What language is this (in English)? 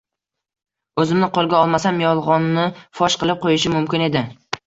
Uzbek